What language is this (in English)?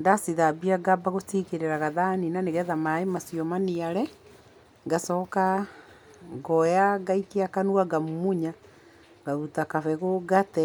Kikuyu